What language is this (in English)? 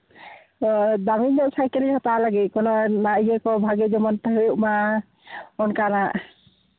Santali